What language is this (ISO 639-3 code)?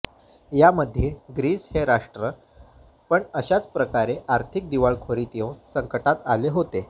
mar